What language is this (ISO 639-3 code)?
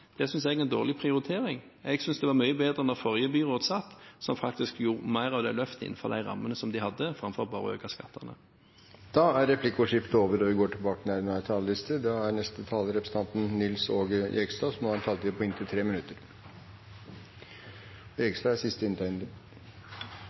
nob